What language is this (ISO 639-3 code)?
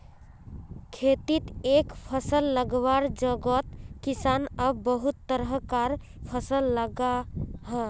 mag